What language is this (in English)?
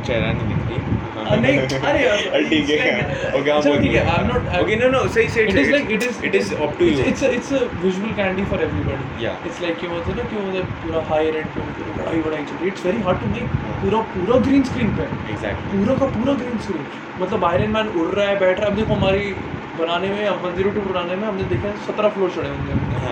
Hindi